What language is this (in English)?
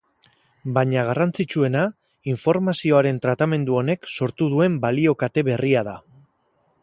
Basque